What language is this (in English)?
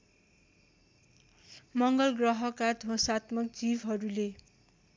Nepali